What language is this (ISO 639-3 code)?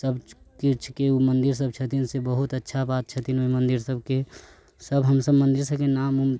mai